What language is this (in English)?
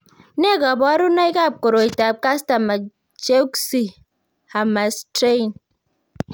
Kalenjin